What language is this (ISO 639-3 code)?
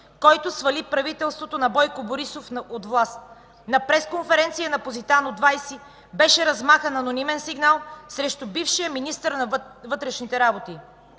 bul